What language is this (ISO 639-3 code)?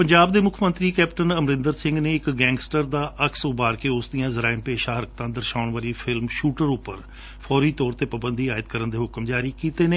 pan